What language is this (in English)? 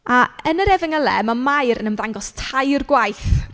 Welsh